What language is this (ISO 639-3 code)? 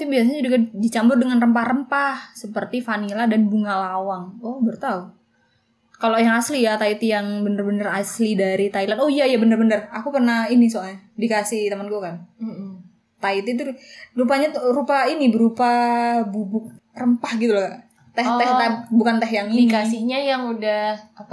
ind